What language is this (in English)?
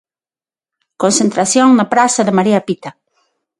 Galician